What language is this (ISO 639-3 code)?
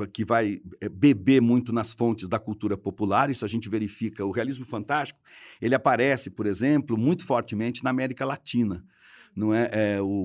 por